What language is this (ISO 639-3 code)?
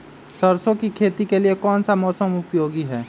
mag